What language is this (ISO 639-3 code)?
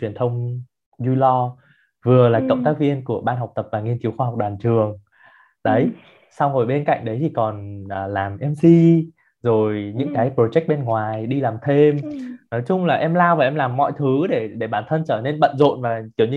vie